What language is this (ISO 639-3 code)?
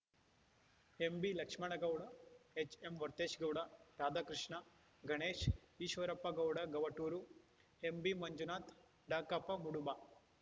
kan